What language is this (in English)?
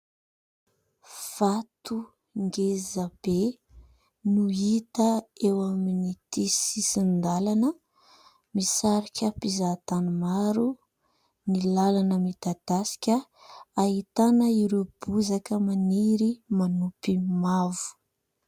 Malagasy